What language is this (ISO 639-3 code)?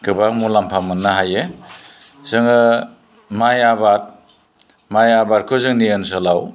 brx